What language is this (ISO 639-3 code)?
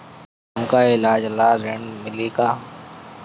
bho